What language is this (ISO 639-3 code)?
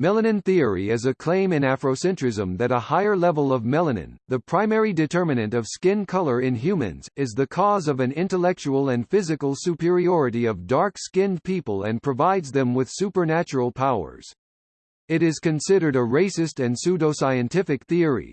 eng